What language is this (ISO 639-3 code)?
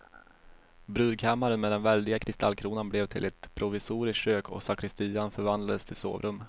swe